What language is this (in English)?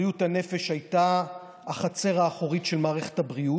Hebrew